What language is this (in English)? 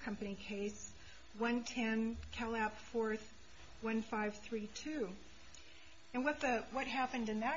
English